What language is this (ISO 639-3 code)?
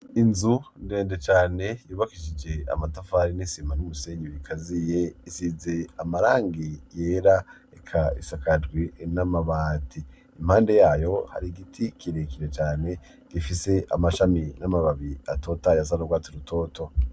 run